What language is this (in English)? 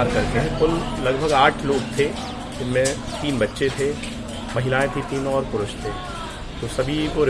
Hindi